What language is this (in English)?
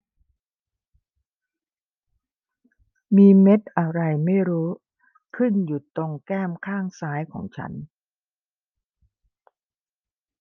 Thai